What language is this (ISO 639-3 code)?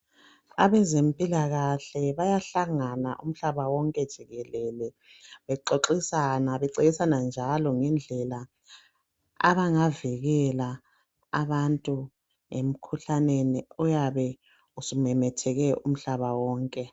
nde